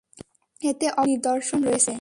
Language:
Bangla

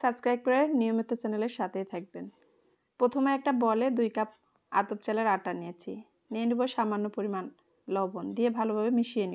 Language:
Arabic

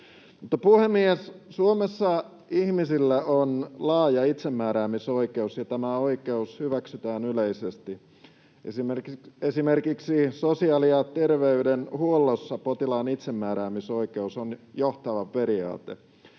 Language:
Finnish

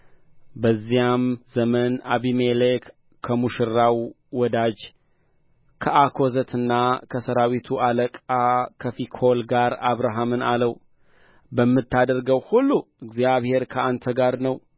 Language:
Amharic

